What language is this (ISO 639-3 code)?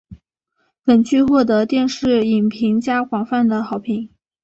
zho